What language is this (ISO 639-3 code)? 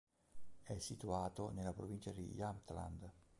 ita